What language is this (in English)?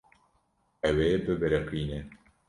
Kurdish